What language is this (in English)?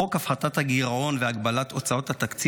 Hebrew